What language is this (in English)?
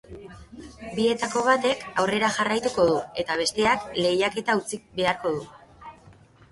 Basque